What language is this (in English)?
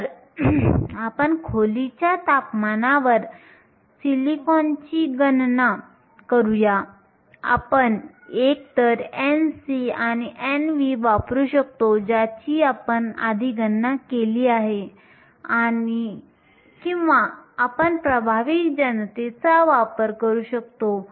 Marathi